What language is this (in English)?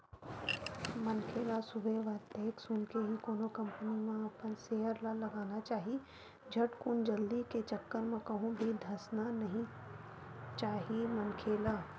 Chhattisgarhi